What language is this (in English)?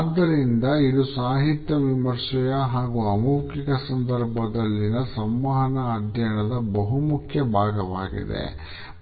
Kannada